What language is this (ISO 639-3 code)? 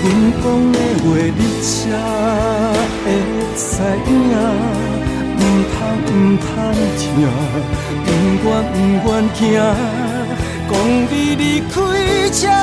zho